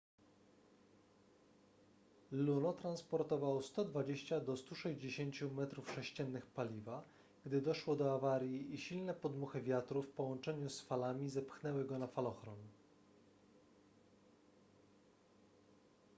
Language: Polish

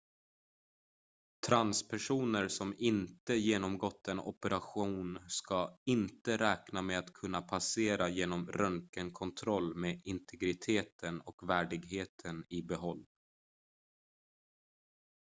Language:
Swedish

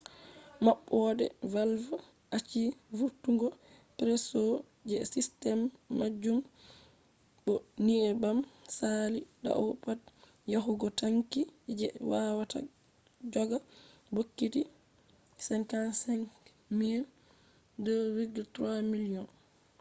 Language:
Fula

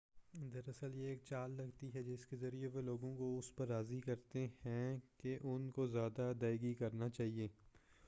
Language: Urdu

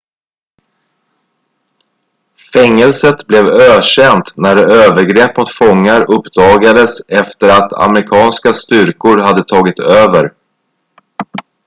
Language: Swedish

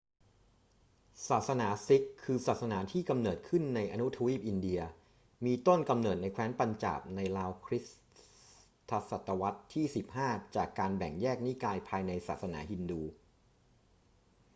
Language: Thai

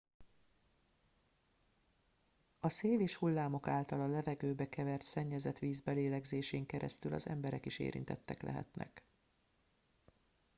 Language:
Hungarian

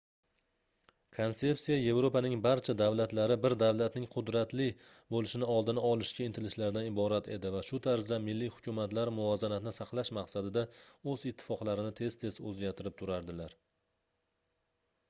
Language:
Uzbek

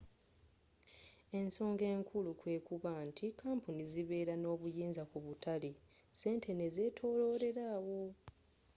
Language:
Ganda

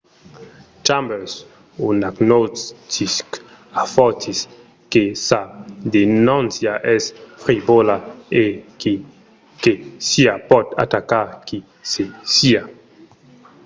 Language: Occitan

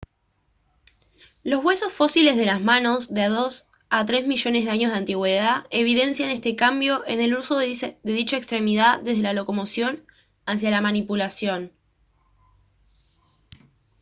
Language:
Spanish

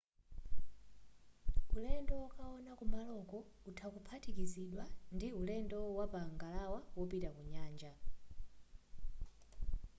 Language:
Nyanja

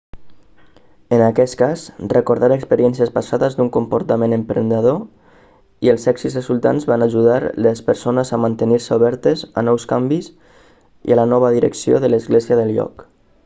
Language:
Catalan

